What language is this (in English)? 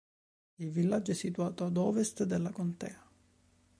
Italian